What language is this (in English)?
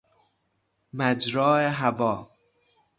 Persian